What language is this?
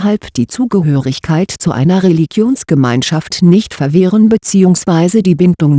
German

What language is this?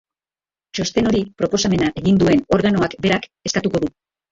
Basque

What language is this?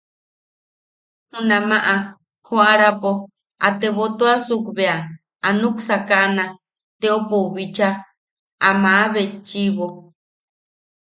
Yaqui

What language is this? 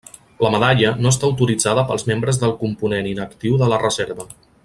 Catalan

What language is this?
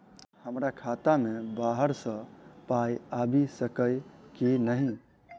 Maithili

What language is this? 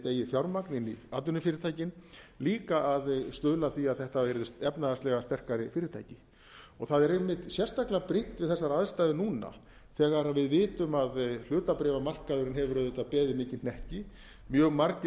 Icelandic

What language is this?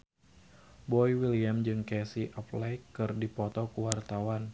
Sundanese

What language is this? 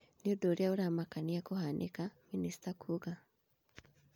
Kikuyu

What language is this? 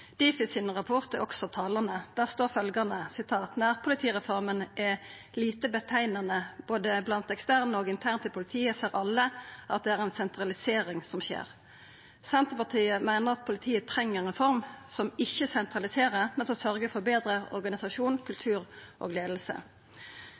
Norwegian Nynorsk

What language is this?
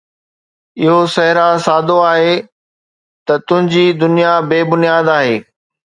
Sindhi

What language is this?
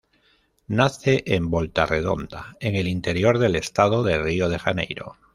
Spanish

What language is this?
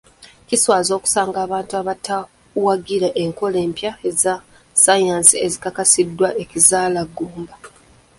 Ganda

